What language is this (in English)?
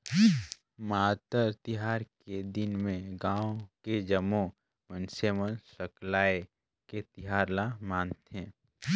Chhattisgarhi